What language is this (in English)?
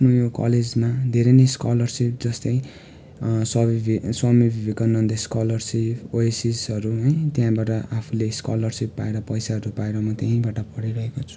Nepali